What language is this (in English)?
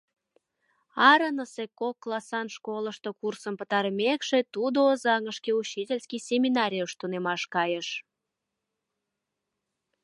Mari